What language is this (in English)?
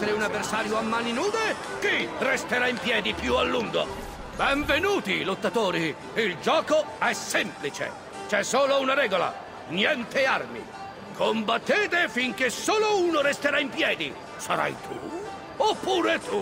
Italian